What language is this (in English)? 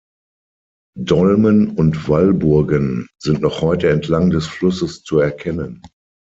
German